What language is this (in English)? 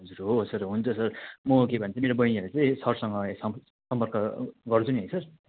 Nepali